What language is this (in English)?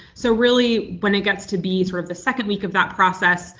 English